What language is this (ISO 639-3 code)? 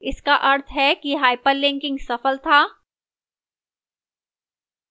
hin